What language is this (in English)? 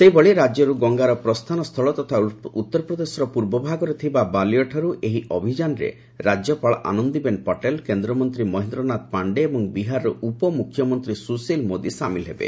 Odia